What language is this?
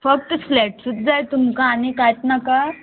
Konkani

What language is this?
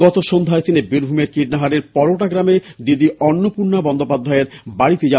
Bangla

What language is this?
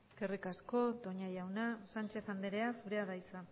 Basque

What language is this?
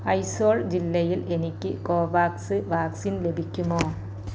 Malayalam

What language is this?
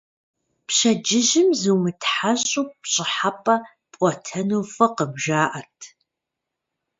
Kabardian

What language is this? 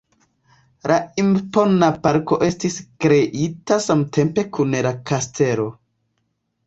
Esperanto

